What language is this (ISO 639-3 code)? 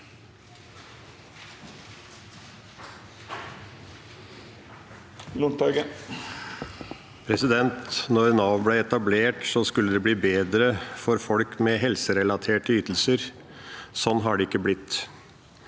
nor